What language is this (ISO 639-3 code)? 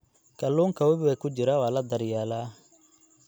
som